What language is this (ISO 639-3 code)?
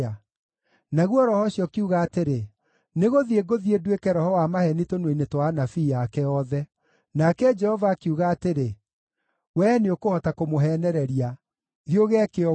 kik